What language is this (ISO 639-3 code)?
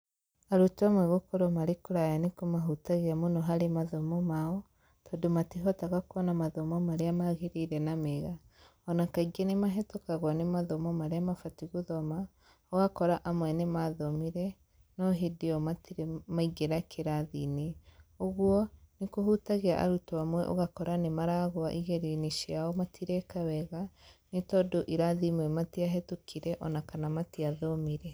kik